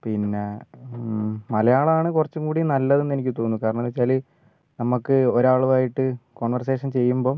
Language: Malayalam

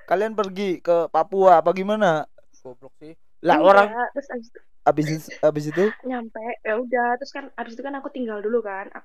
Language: Indonesian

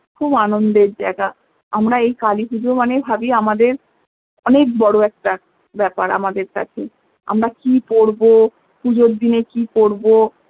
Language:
Bangla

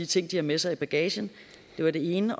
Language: Danish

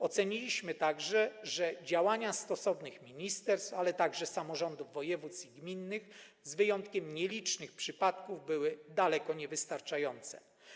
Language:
Polish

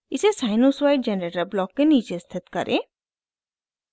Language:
Hindi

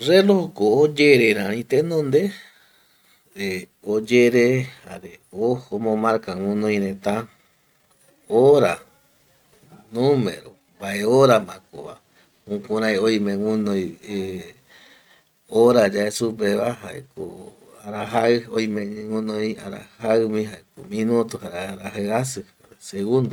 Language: Eastern Bolivian Guaraní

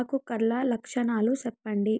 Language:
Telugu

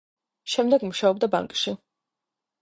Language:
Georgian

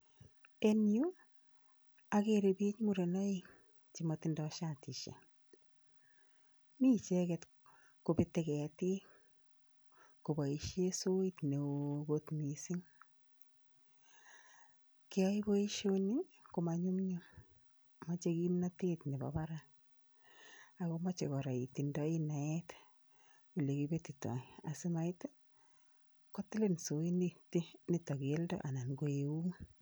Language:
Kalenjin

